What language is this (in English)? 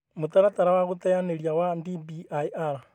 Kikuyu